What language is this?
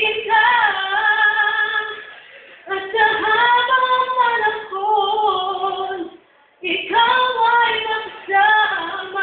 Ukrainian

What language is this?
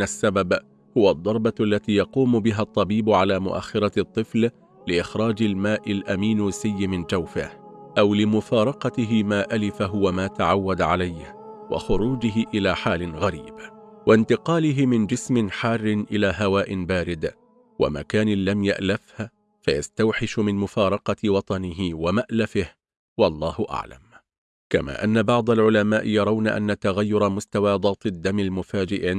Arabic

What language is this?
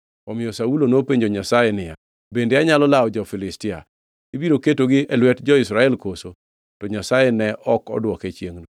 Luo (Kenya and Tanzania)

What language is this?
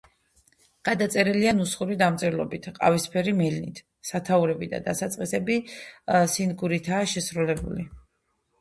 Georgian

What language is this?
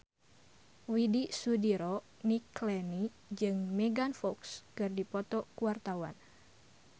Sundanese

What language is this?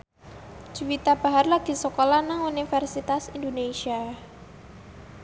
Javanese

